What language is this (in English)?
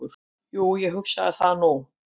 Icelandic